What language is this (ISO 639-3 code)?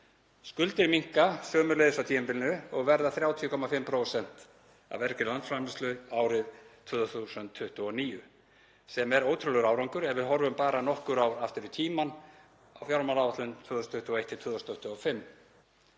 isl